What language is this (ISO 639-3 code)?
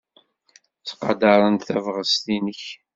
kab